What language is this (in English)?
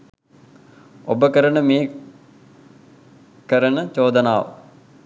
Sinhala